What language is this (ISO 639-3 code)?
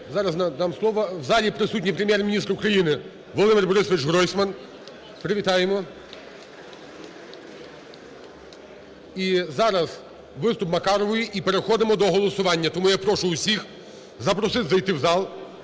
ukr